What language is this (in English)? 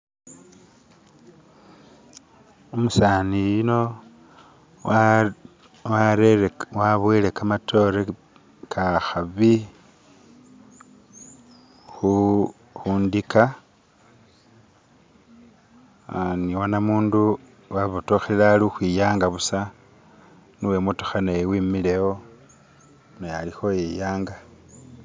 Masaaba